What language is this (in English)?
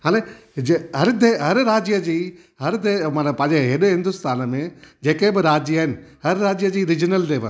Sindhi